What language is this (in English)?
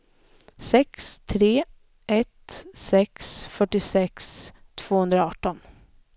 Swedish